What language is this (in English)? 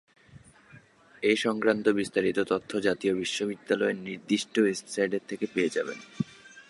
Bangla